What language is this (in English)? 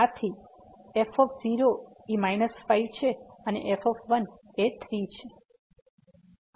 Gujarati